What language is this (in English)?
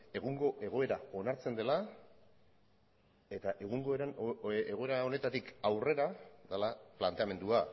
Basque